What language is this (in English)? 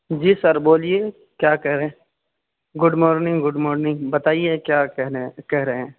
Urdu